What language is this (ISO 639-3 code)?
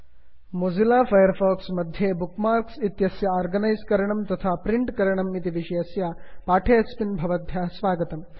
san